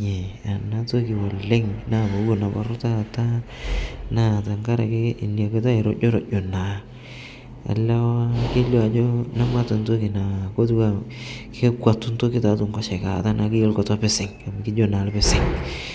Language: Masai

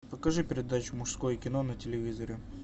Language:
Russian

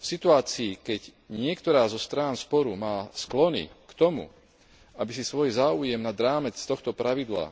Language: Slovak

